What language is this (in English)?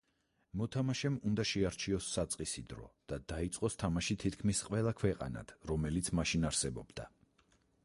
Georgian